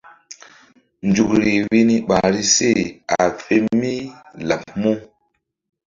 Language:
Mbum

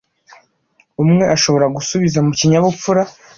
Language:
Kinyarwanda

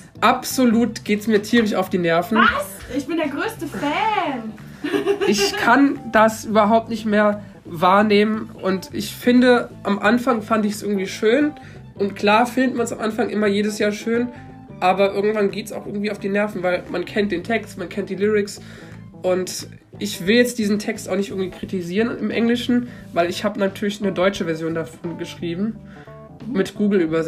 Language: German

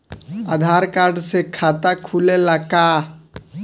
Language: Bhojpuri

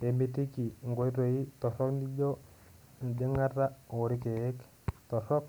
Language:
Masai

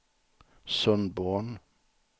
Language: Swedish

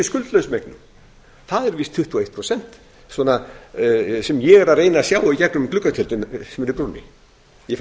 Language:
Icelandic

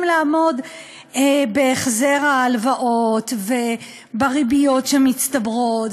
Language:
Hebrew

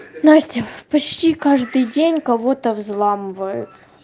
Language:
Russian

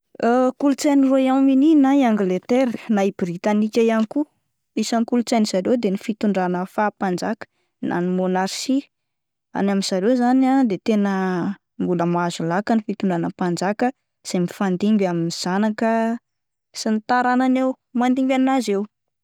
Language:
Malagasy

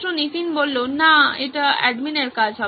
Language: Bangla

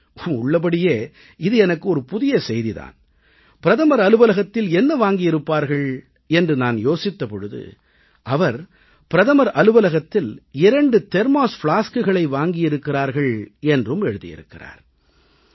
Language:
Tamil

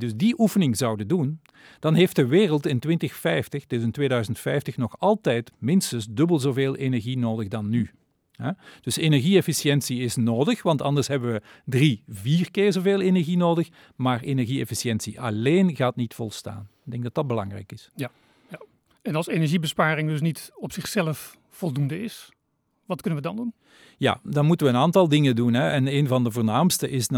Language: Dutch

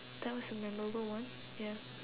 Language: English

